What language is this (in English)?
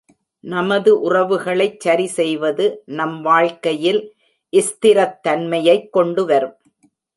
Tamil